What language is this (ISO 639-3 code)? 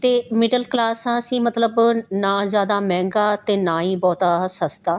pan